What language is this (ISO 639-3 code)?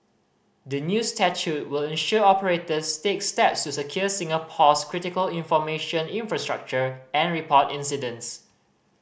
eng